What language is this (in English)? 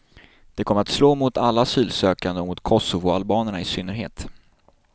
Swedish